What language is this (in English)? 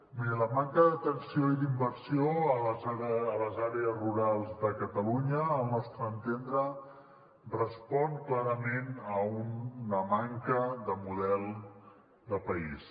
Catalan